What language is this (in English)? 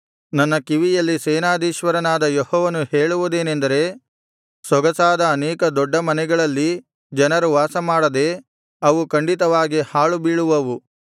Kannada